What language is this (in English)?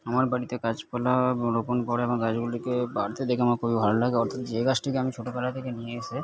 Bangla